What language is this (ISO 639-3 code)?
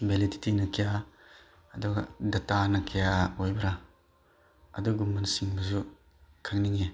mni